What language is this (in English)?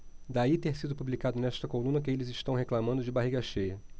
Portuguese